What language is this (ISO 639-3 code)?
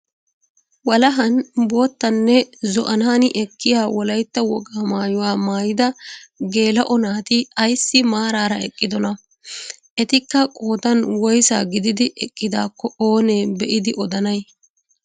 wal